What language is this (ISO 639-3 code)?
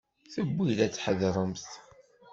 kab